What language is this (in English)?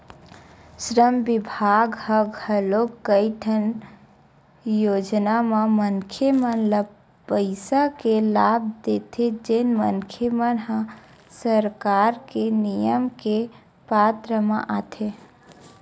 Chhattisgarhi